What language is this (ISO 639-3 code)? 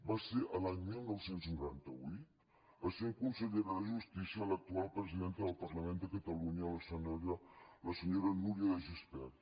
cat